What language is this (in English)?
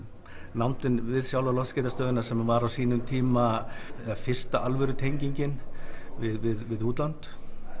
Icelandic